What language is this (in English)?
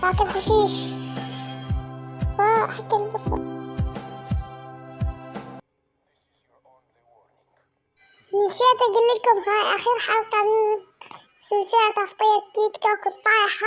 Arabic